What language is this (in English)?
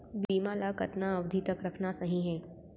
Chhattisgarhi